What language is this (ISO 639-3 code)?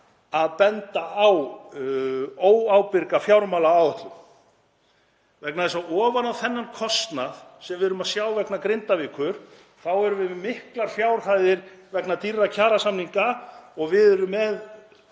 isl